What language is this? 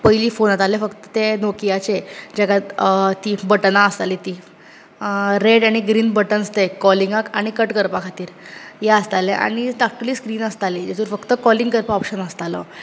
Konkani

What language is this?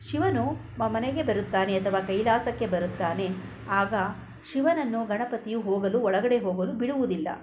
Kannada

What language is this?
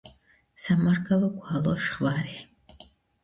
Georgian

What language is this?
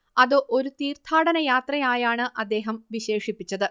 Malayalam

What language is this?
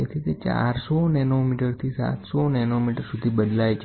Gujarati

